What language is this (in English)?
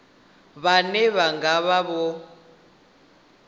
Venda